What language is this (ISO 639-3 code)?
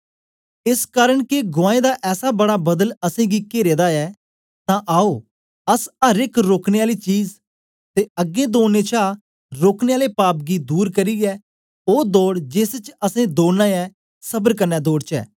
doi